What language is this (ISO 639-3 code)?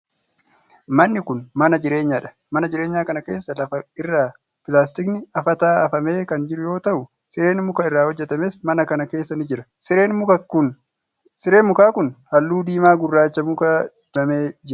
orm